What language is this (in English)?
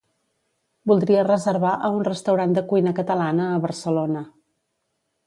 Catalan